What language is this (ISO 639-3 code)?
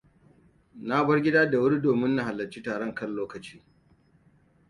hau